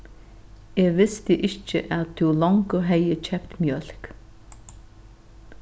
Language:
Faroese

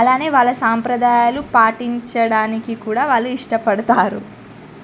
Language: Telugu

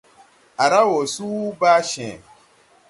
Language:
Tupuri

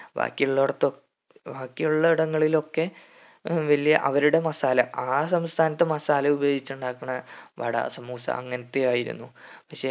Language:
Malayalam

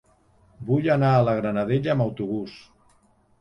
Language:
Catalan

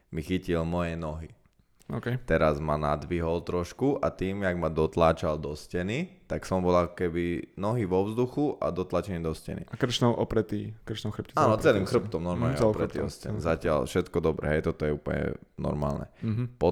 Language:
Slovak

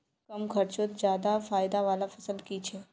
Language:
Magahi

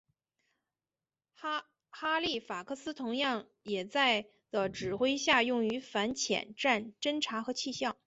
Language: Chinese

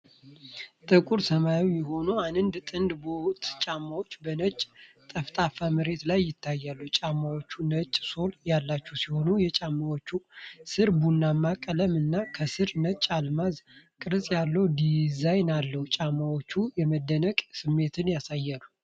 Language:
Amharic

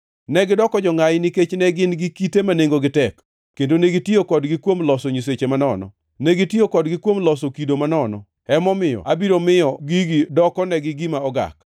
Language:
Luo (Kenya and Tanzania)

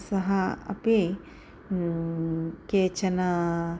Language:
Sanskrit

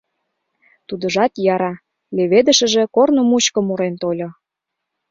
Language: Mari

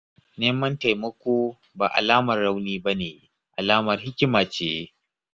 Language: Hausa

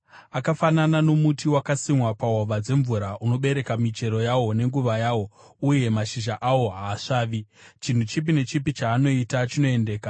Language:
Shona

